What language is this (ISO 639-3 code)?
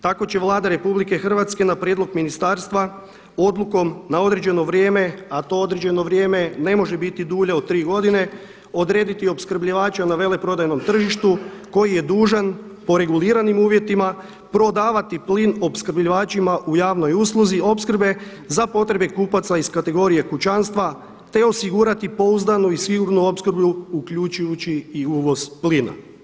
hrv